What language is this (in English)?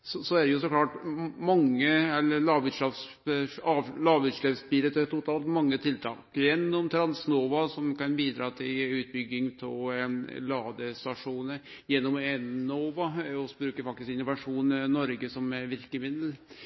Norwegian Nynorsk